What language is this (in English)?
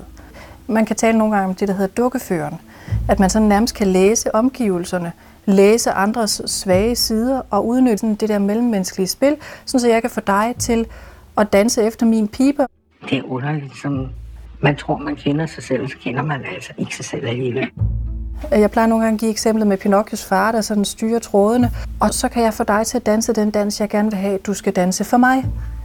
Danish